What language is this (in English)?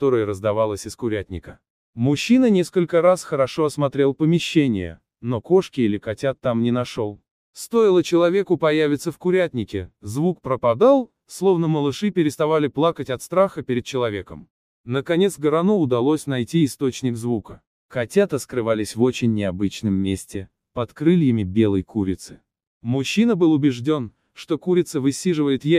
Russian